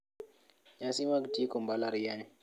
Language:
Luo (Kenya and Tanzania)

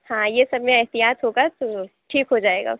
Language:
Urdu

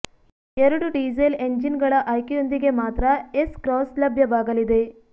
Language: Kannada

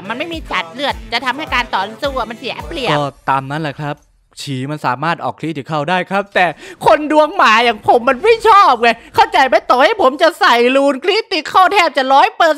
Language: Thai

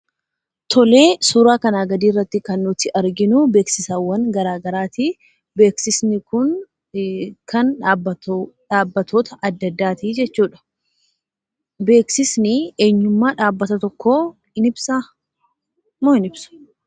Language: Oromo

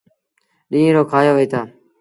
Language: Sindhi Bhil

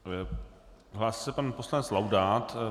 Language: Czech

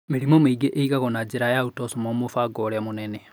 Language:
Kikuyu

